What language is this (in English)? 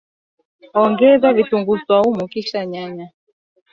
Swahili